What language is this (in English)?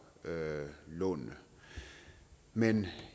Danish